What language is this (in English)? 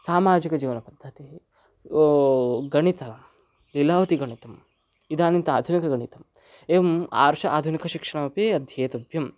Sanskrit